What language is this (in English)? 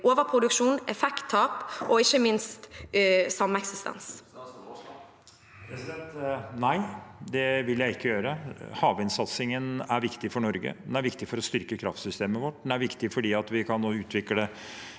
Norwegian